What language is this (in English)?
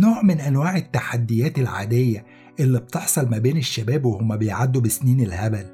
Arabic